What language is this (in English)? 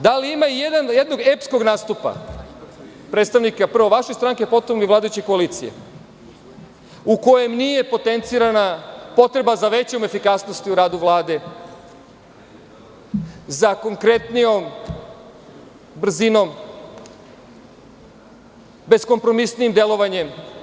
Serbian